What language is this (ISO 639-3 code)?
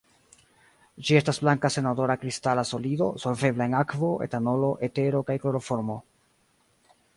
epo